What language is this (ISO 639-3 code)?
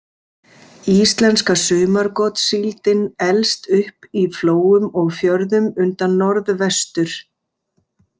isl